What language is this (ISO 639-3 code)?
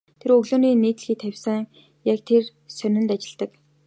mon